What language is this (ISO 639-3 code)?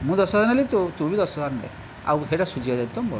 ori